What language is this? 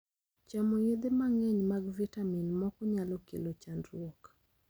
Luo (Kenya and Tanzania)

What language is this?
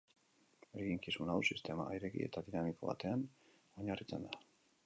Basque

